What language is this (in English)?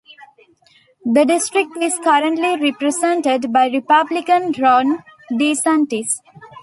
English